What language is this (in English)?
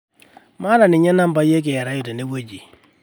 Masai